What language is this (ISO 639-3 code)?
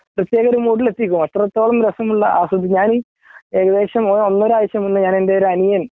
mal